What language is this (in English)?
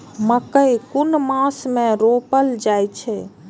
Maithili